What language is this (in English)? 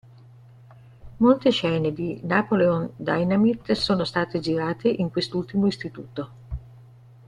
Italian